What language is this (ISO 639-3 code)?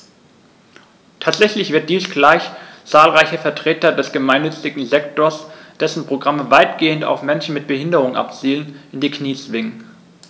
deu